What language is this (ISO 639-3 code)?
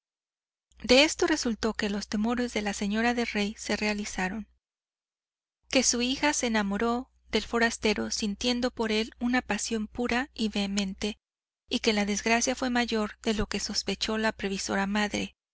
spa